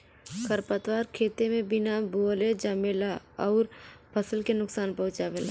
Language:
Bhojpuri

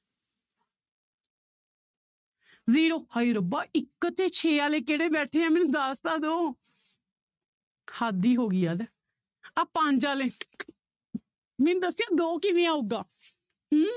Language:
Punjabi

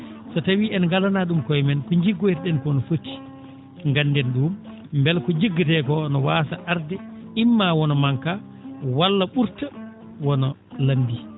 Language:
Fula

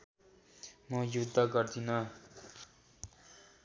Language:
Nepali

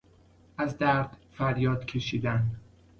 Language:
Persian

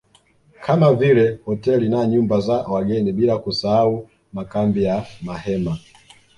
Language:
Swahili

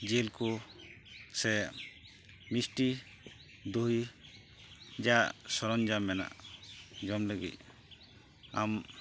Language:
Santali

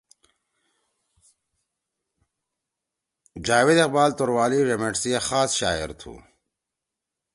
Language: Torwali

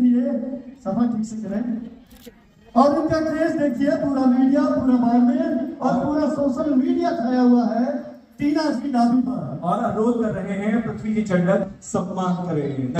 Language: Turkish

